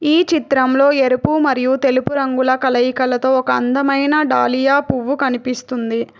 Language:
Telugu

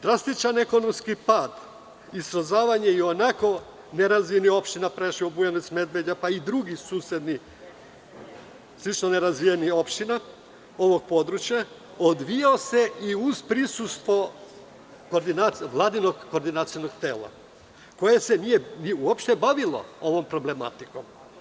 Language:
Serbian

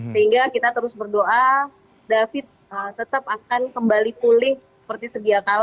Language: Indonesian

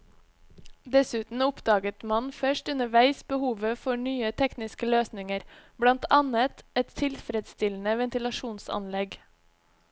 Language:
Norwegian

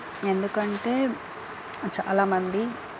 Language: Telugu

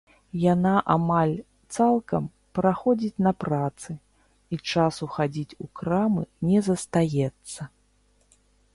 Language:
Belarusian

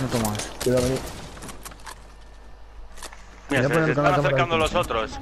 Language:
Spanish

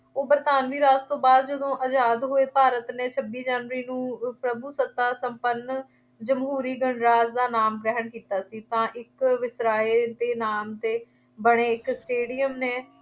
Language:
Punjabi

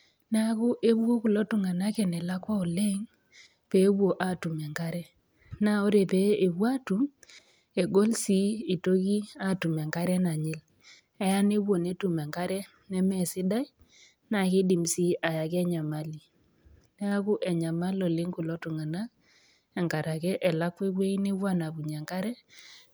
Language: Masai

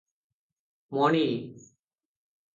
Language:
Odia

